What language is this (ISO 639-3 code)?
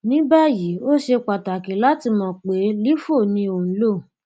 yor